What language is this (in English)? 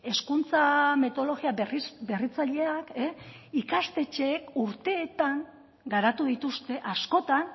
Basque